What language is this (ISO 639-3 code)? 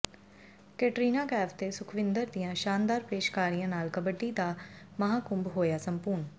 pan